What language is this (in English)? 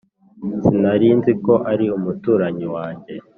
Kinyarwanda